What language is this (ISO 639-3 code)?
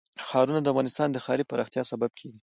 pus